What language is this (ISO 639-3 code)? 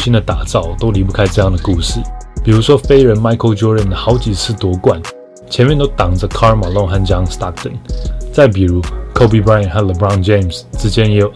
zho